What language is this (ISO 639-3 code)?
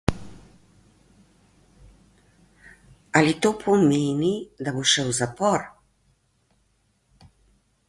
slv